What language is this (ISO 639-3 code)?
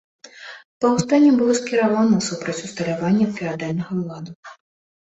bel